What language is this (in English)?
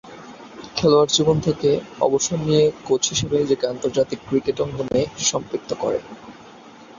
Bangla